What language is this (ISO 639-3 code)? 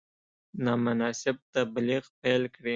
pus